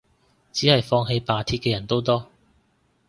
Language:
Cantonese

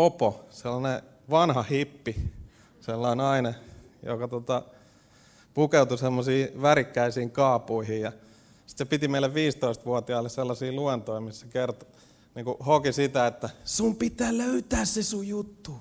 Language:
Finnish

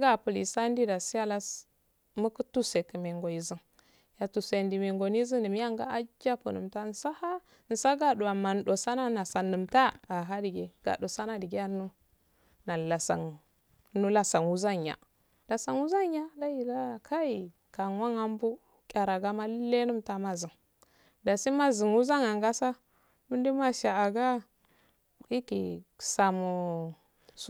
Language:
Afade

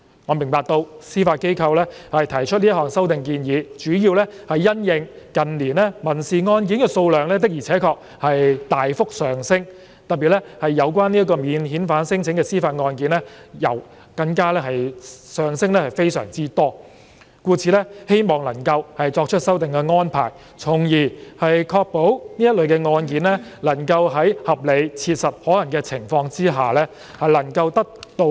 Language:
Cantonese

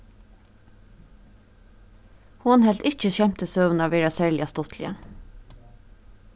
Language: Faroese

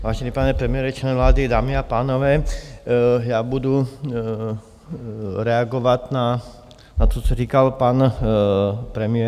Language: Czech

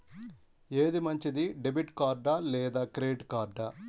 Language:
Telugu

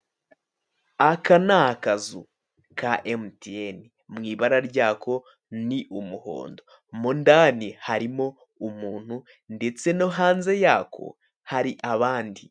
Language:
Kinyarwanda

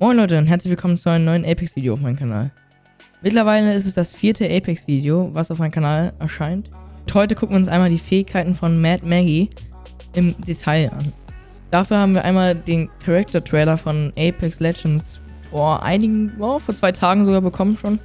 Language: German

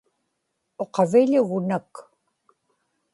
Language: Inupiaq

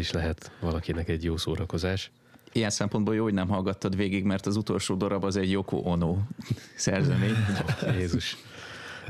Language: Hungarian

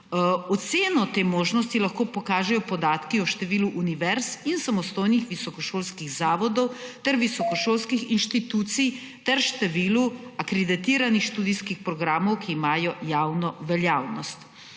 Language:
Slovenian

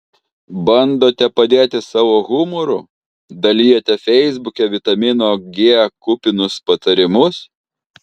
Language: Lithuanian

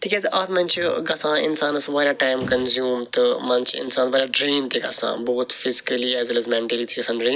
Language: Kashmiri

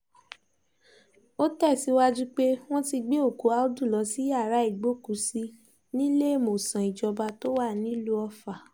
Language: Yoruba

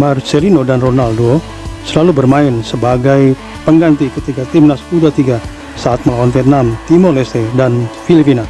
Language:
Indonesian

